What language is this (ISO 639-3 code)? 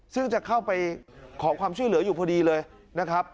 tha